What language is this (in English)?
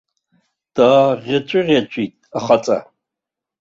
Abkhazian